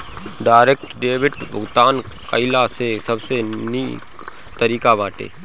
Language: Bhojpuri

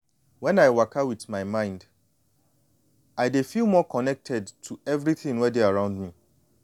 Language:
Nigerian Pidgin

